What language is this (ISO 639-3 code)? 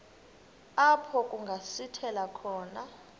xho